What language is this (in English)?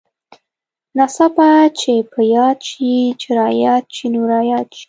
Pashto